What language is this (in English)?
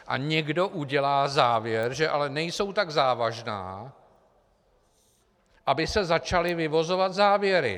Czech